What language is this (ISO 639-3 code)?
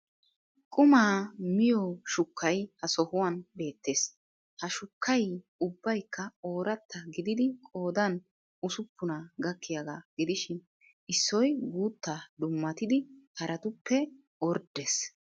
wal